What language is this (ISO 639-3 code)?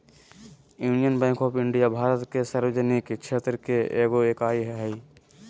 mag